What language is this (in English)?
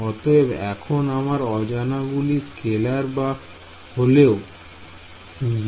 Bangla